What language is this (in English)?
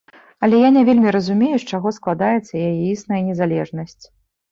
Belarusian